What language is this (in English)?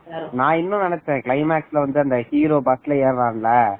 Tamil